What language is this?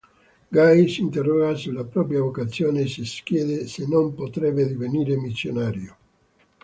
Italian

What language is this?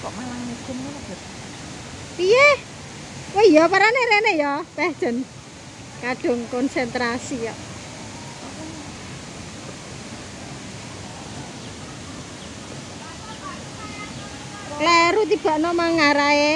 Indonesian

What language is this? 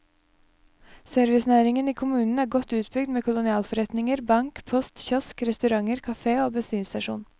Norwegian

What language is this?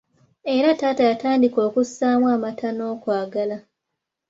Ganda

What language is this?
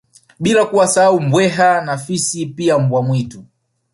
Swahili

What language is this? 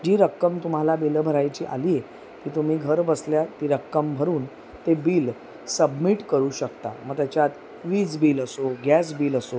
Marathi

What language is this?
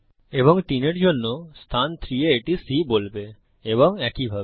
Bangla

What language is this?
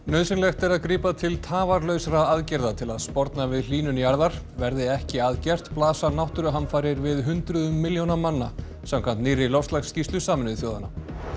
Icelandic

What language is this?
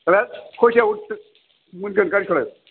Bodo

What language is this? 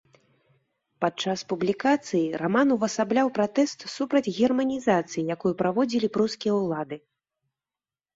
Belarusian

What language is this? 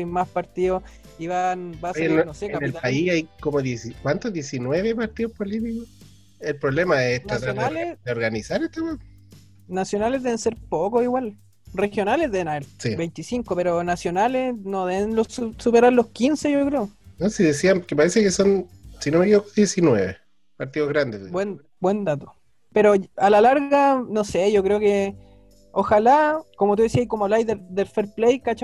Spanish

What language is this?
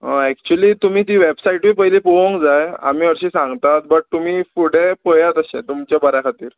Konkani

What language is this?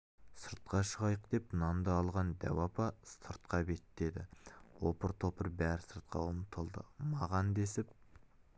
Kazakh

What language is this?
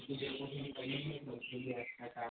Hindi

